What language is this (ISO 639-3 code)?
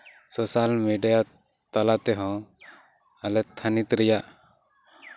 sat